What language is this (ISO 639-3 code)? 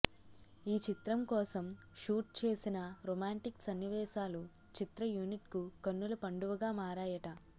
tel